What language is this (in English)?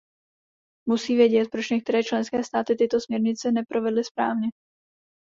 Czech